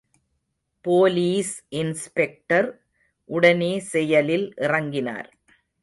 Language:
Tamil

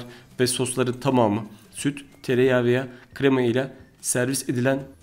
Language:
Turkish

